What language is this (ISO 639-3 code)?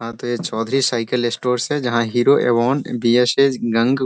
hin